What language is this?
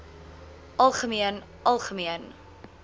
Afrikaans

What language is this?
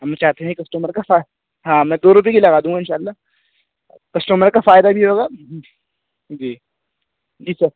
Urdu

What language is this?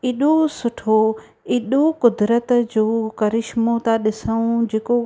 Sindhi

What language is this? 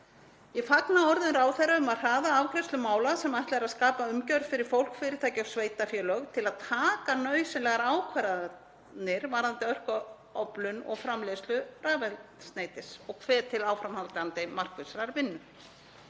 Icelandic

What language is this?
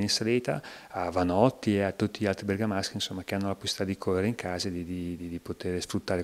Italian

